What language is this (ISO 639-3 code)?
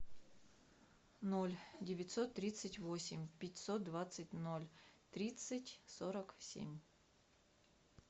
rus